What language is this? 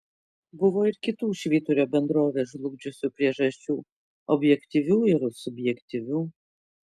Lithuanian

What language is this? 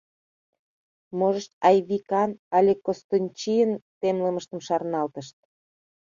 Mari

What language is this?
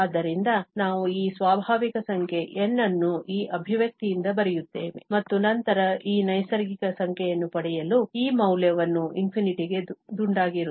Kannada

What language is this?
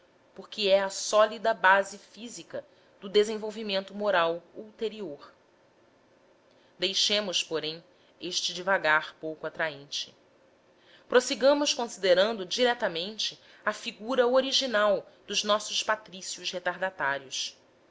Portuguese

